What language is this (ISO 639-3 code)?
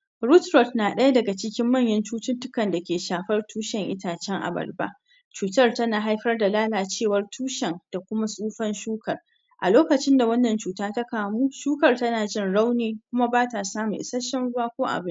hau